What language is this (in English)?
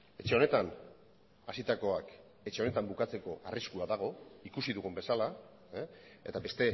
Basque